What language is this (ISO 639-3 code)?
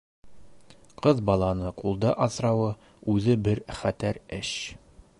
bak